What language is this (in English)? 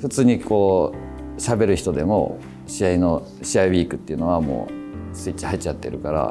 Japanese